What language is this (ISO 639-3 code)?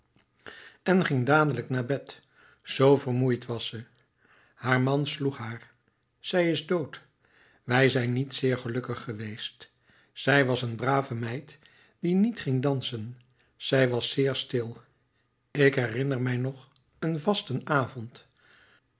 nld